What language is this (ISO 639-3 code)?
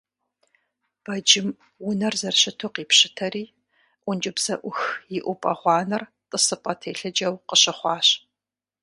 kbd